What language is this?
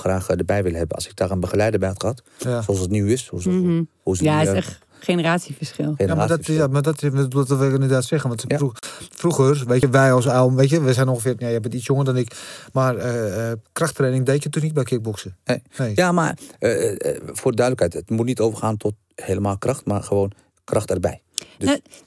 Dutch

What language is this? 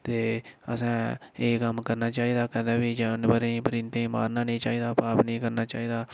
Dogri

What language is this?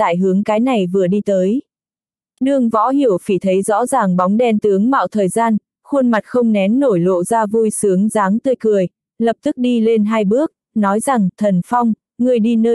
Vietnamese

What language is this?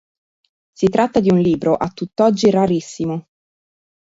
Italian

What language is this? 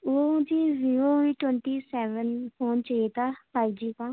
Urdu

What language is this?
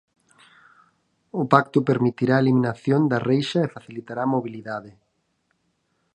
Galician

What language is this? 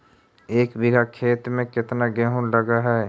Magahi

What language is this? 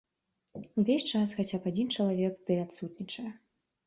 Belarusian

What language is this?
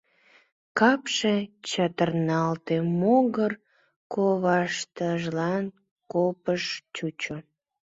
Mari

